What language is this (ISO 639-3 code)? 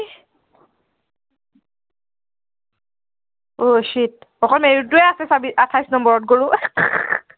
asm